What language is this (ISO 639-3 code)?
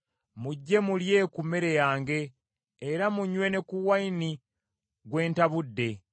lug